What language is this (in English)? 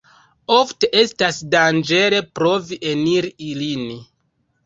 Esperanto